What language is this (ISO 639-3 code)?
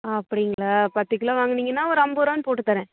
tam